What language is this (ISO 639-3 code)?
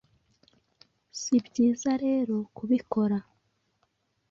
kin